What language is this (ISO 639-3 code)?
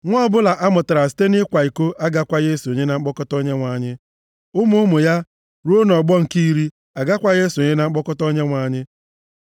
ibo